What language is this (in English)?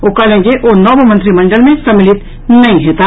Maithili